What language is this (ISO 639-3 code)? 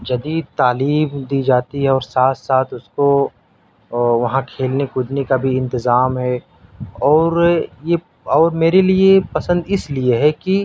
urd